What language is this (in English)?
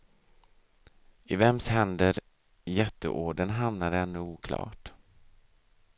Swedish